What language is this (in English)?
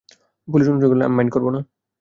Bangla